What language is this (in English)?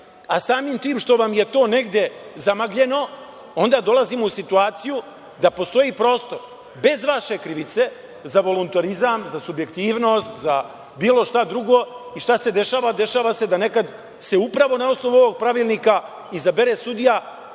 Serbian